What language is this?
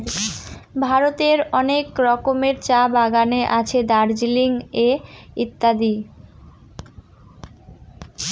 Bangla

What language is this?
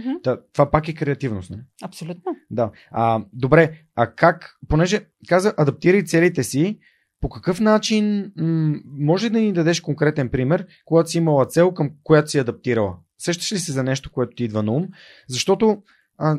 Bulgarian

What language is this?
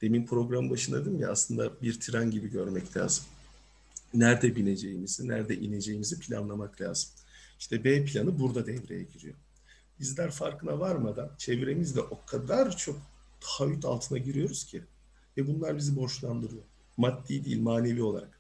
Turkish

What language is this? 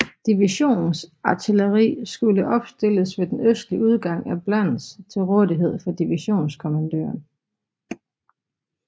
Danish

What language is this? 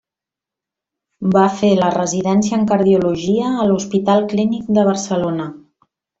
Catalan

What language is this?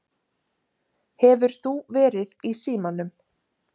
Icelandic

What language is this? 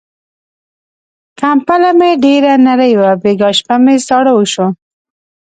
Pashto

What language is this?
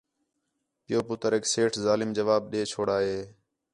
Khetrani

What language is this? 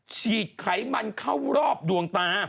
Thai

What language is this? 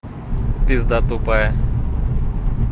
Russian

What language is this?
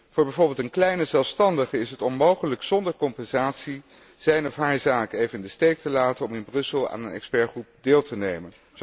Dutch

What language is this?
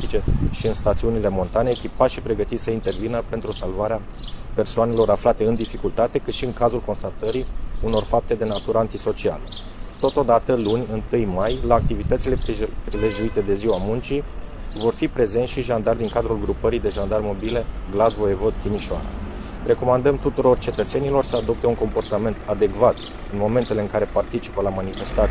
Romanian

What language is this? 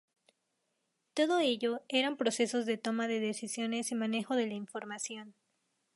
Spanish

